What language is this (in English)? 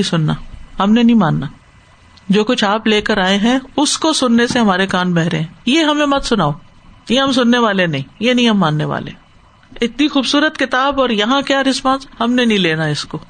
Urdu